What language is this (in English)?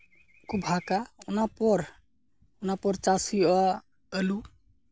Santali